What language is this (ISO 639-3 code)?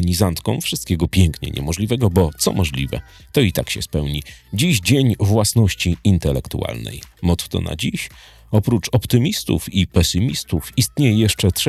pol